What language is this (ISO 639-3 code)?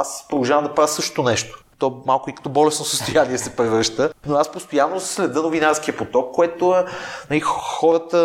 bul